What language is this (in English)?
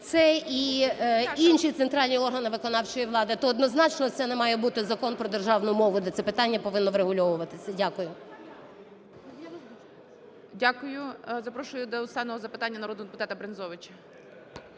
Ukrainian